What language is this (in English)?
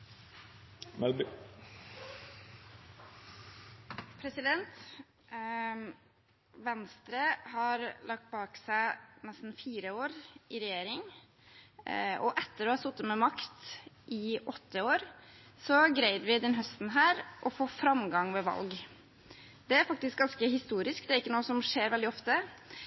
Norwegian